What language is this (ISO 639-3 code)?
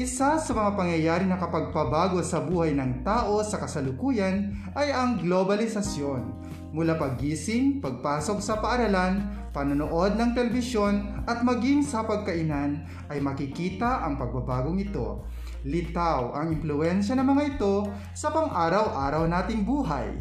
fil